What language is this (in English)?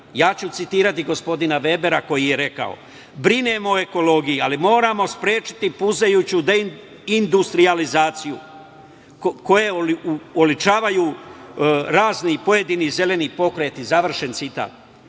Serbian